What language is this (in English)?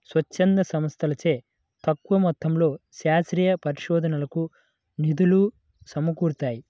Telugu